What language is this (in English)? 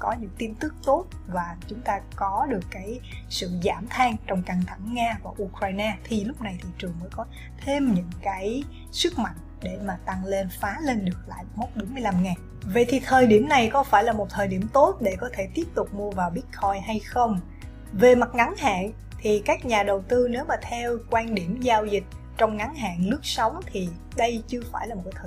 Vietnamese